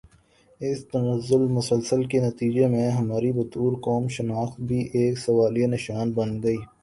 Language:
Urdu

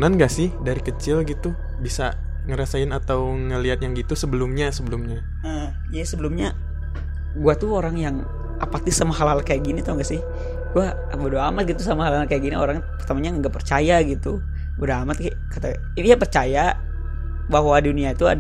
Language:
Indonesian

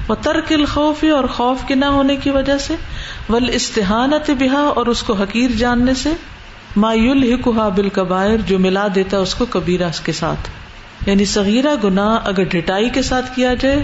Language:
Urdu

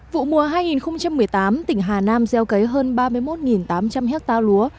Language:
Vietnamese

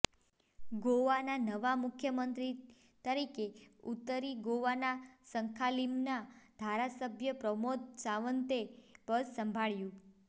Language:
Gujarati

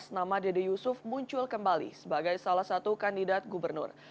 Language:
Indonesian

